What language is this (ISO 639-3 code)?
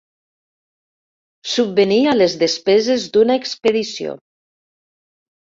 cat